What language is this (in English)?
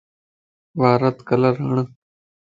Lasi